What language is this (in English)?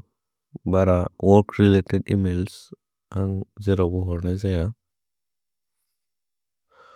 Bodo